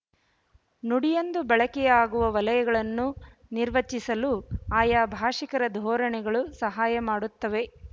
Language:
Kannada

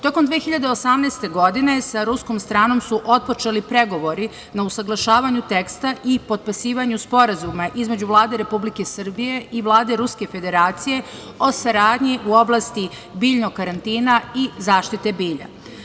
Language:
Serbian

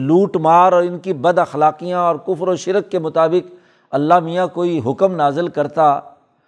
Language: Urdu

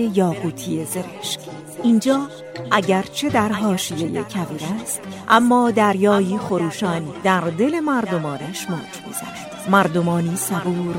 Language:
Persian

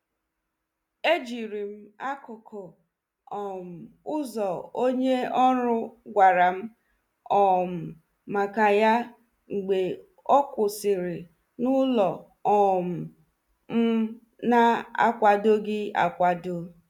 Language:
Igbo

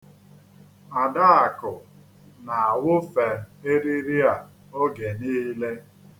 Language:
Igbo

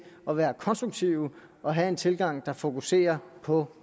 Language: Danish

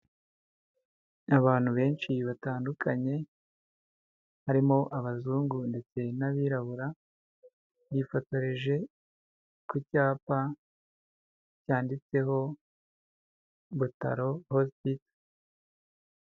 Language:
Kinyarwanda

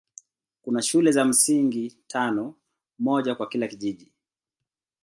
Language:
Swahili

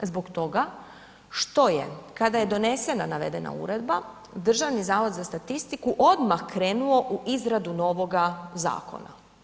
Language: Croatian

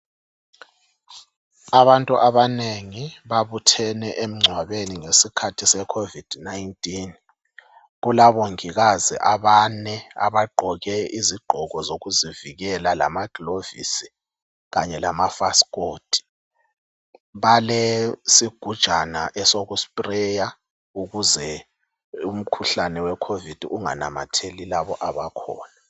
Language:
North Ndebele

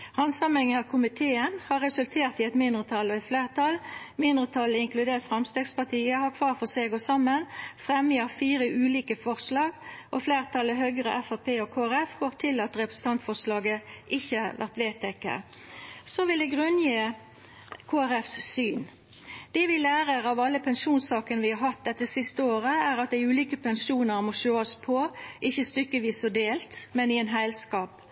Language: Norwegian Nynorsk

